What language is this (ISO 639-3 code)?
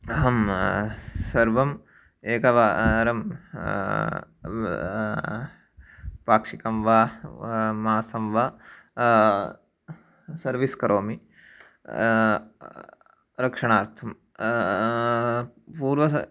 san